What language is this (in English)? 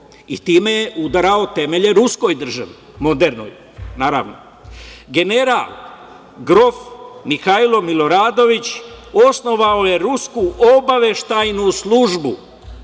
Serbian